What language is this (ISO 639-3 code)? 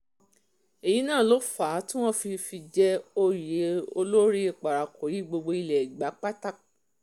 yor